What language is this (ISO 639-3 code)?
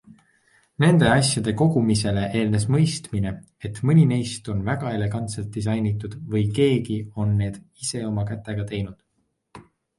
est